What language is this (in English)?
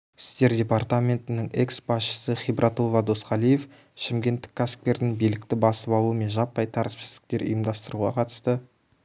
Kazakh